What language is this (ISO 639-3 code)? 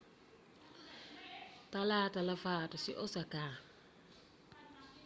wol